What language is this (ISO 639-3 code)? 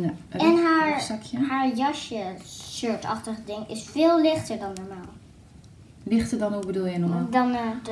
nld